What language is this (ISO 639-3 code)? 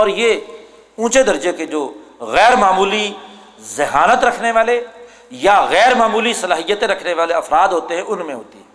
urd